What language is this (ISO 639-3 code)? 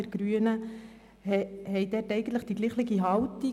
gsw